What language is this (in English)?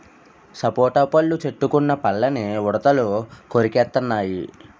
Telugu